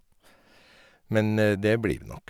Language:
Norwegian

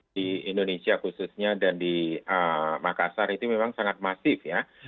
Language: Indonesian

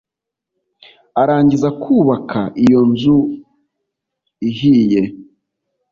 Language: Kinyarwanda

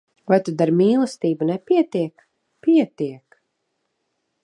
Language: Latvian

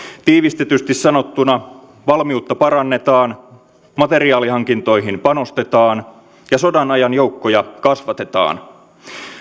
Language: Finnish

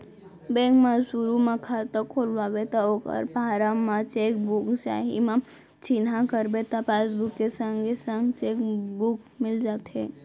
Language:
Chhattisgarhi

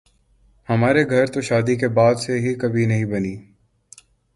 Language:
Urdu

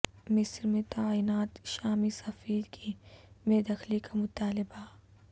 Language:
Urdu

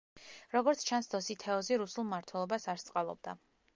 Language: Georgian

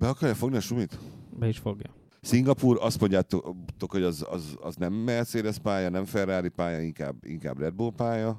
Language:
Hungarian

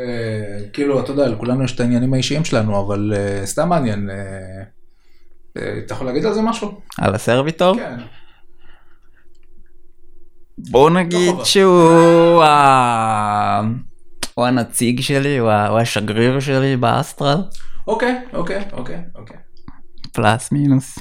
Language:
Hebrew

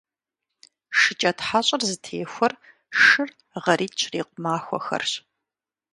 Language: Kabardian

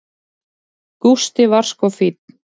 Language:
Icelandic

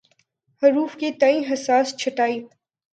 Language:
Urdu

